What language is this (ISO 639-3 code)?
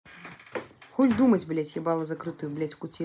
rus